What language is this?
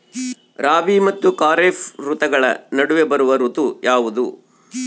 Kannada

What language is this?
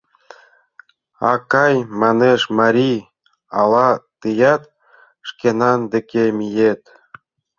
Mari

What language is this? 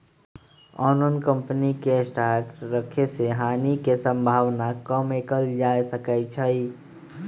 Magahi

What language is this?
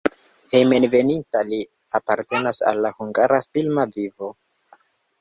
Esperanto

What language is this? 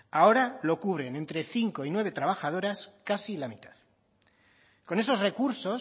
Spanish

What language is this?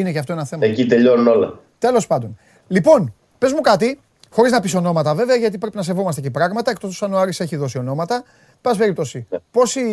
Greek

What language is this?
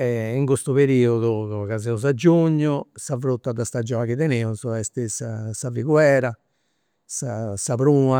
Campidanese Sardinian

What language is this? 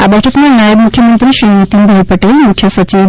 Gujarati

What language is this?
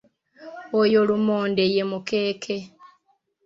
Ganda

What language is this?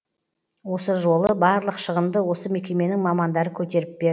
Kazakh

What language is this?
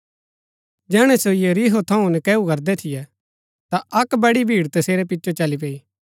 Gaddi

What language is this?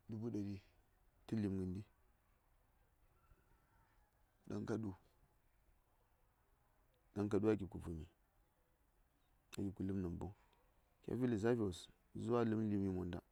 Saya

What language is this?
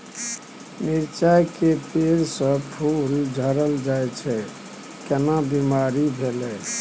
Maithili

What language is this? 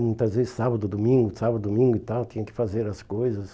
Portuguese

